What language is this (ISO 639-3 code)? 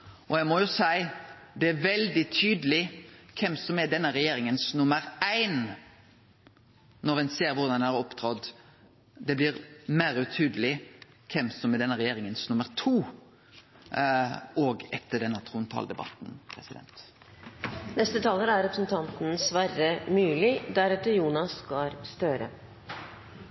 nno